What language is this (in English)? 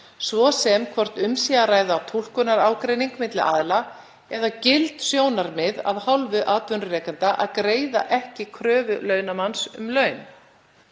Icelandic